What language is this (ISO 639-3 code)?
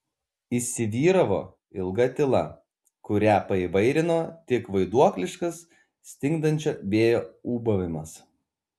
lit